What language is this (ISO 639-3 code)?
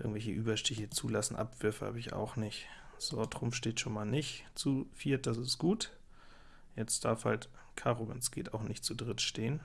deu